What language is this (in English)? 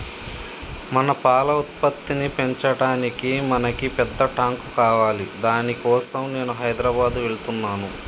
Telugu